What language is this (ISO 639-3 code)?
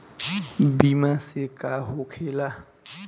bho